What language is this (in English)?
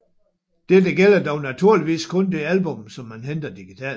Danish